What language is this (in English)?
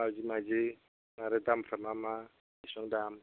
Bodo